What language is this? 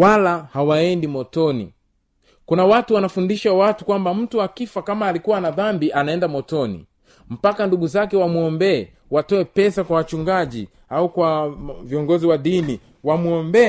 Swahili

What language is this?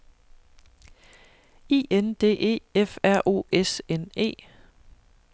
Danish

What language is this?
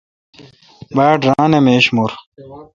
Kalkoti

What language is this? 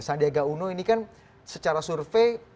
Indonesian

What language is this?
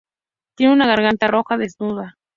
Spanish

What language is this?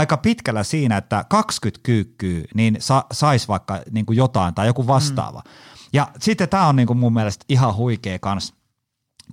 Finnish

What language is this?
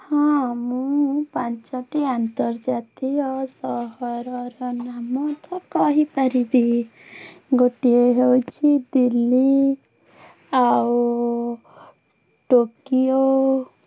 Odia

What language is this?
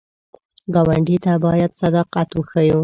Pashto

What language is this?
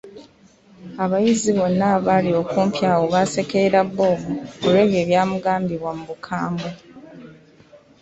Ganda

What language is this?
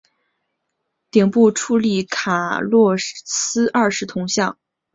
Chinese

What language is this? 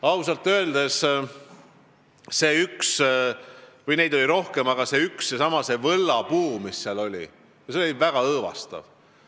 Estonian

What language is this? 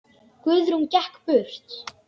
Icelandic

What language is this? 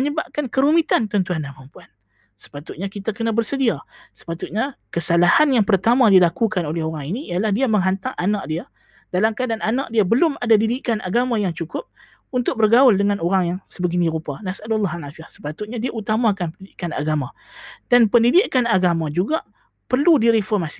Malay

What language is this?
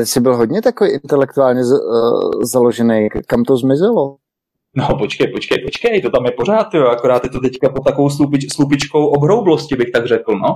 Czech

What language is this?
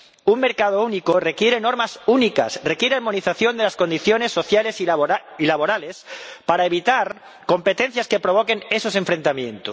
Spanish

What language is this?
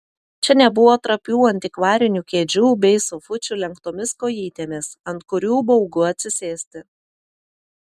Lithuanian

